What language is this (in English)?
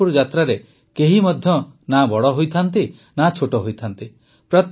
Odia